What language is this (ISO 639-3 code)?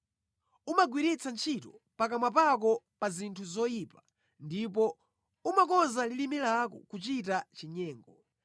nya